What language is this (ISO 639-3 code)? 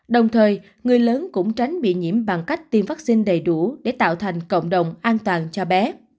vie